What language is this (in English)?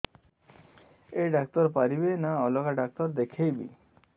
Odia